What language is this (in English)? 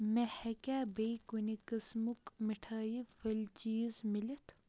Kashmiri